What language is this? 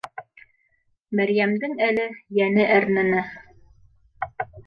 Bashkir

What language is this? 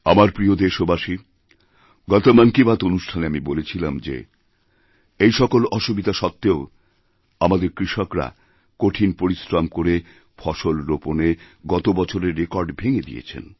Bangla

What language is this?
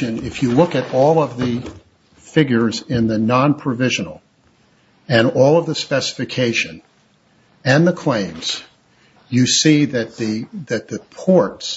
English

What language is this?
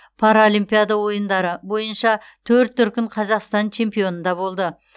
Kazakh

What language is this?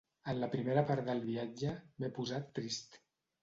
Catalan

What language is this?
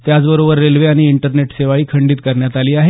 Marathi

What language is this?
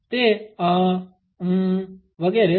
Gujarati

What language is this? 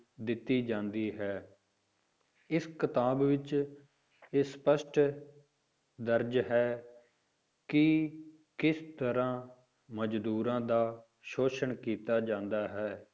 Punjabi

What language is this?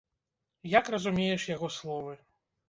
Belarusian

